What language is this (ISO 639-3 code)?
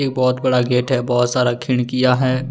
hin